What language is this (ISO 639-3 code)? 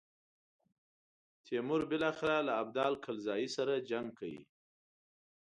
pus